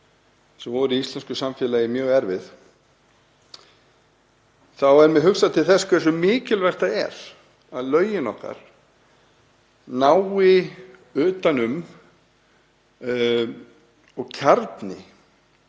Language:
Icelandic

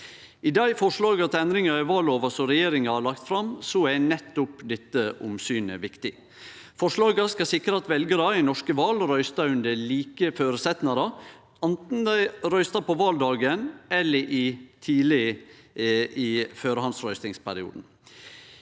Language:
Norwegian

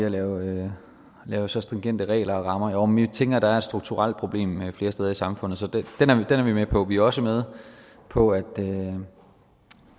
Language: Danish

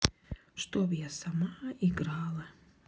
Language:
Russian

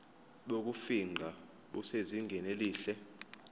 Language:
Zulu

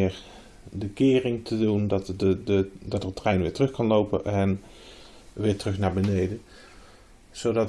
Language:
Dutch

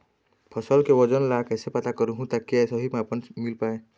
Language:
Chhattisgarhi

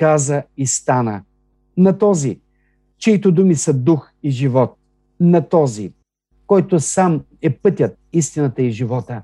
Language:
Bulgarian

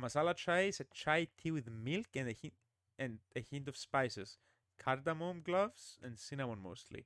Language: Greek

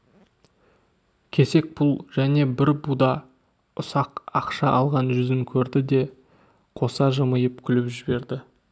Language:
Kazakh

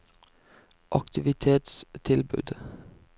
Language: Norwegian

